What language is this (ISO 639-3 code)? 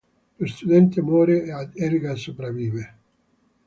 ita